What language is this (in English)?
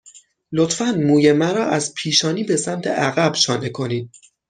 Persian